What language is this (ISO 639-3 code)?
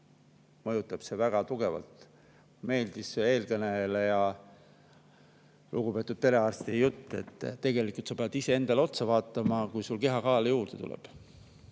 est